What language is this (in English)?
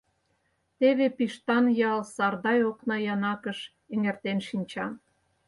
Mari